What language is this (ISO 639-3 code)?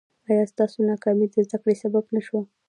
pus